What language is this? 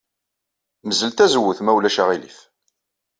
Kabyle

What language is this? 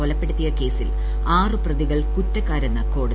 Malayalam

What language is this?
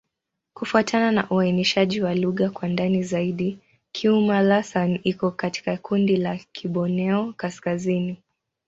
Swahili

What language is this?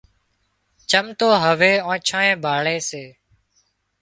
Wadiyara Koli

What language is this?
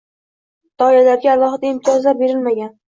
Uzbek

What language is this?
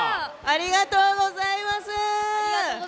Japanese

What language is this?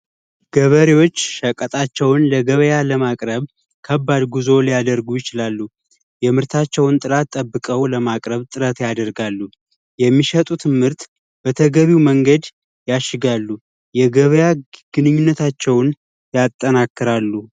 Amharic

